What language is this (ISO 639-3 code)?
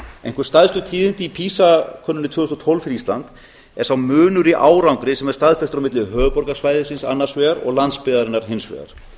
isl